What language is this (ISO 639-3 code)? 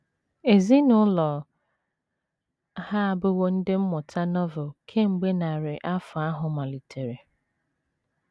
ibo